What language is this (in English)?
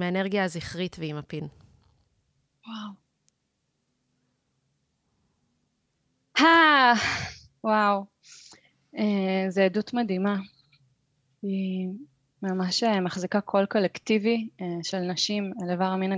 Hebrew